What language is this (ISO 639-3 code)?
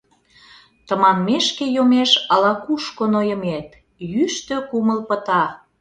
chm